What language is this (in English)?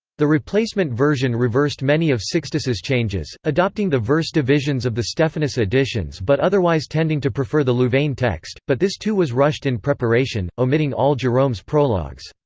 English